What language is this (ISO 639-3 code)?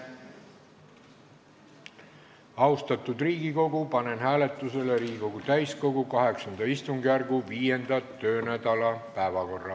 est